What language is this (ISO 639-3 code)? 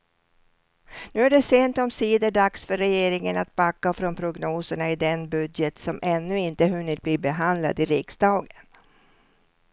swe